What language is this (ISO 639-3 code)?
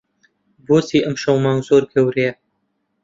ckb